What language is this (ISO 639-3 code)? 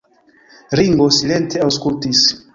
epo